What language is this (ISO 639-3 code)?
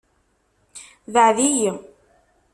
kab